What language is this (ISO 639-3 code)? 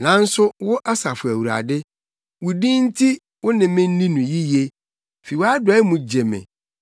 aka